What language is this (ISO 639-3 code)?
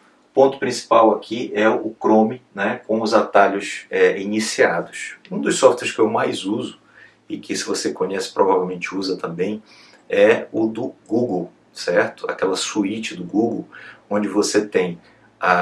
por